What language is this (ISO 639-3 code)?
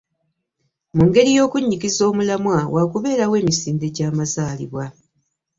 lug